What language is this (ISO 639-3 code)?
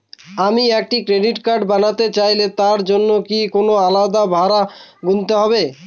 ben